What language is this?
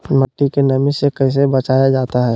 Magahi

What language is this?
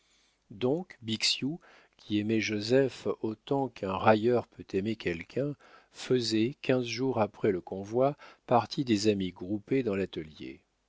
French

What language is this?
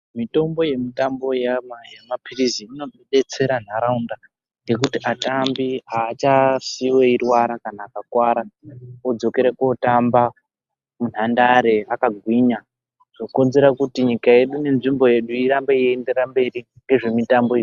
Ndau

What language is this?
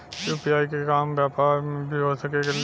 Bhojpuri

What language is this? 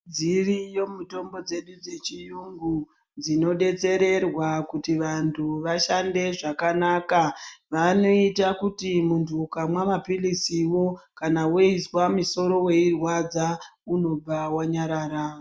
Ndau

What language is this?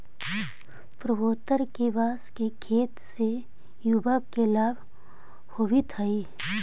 Magahi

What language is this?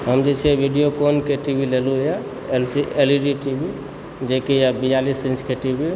Maithili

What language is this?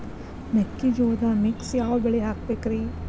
Kannada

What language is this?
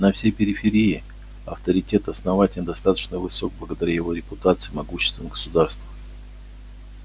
Russian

